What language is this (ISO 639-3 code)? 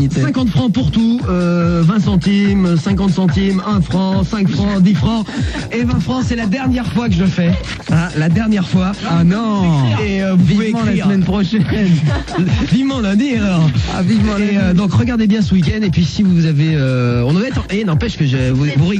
fra